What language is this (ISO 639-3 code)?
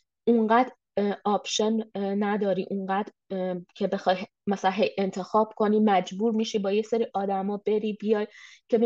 fas